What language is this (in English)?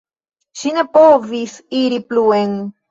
Esperanto